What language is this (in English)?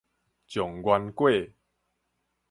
Min Nan Chinese